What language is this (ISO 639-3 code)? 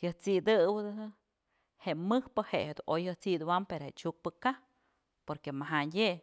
mzl